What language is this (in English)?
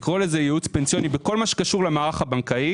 Hebrew